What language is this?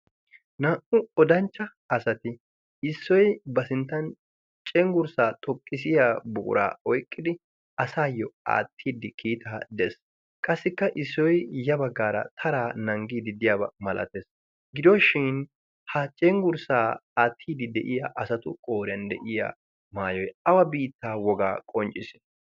Wolaytta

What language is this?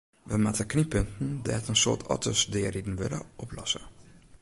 Western Frisian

